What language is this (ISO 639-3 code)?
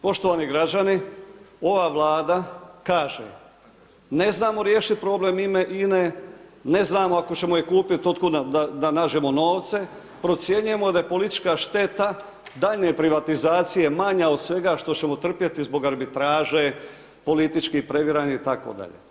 hrv